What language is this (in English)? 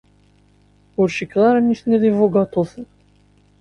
Kabyle